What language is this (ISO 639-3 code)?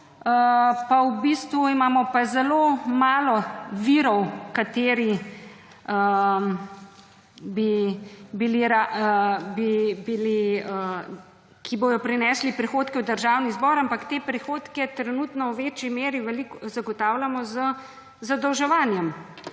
slv